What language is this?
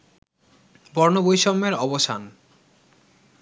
Bangla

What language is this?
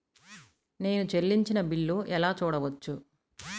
Telugu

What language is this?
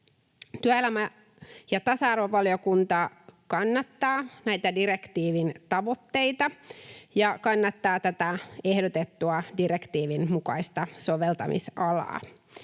Finnish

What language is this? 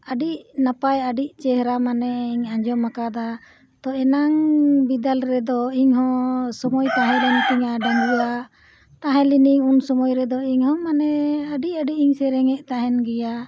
Santali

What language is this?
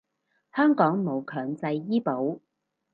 Cantonese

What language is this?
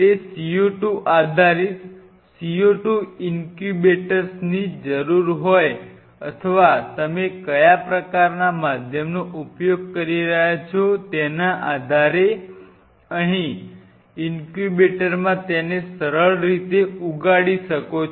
Gujarati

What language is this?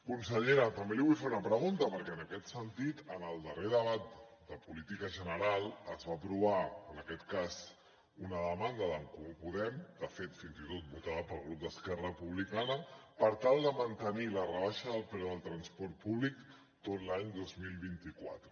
Catalan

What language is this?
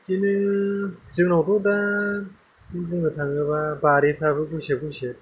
Bodo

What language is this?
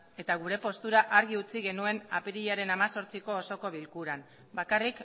Basque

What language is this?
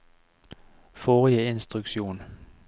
Norwegian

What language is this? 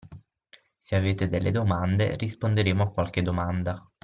Italian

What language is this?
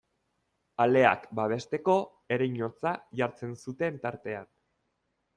Basque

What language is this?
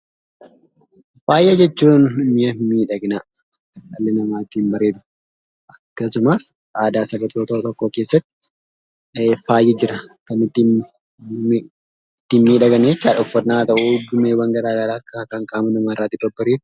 Oromo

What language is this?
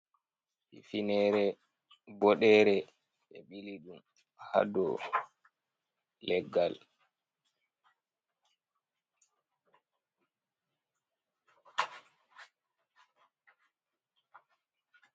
Fula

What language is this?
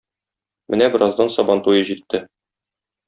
Tatar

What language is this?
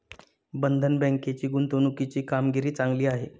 Marathi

